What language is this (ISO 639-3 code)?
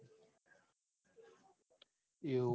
guj